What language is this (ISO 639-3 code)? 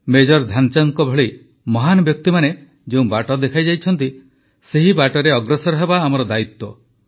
ori